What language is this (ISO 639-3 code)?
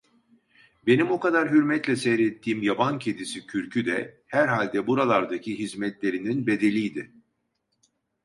tur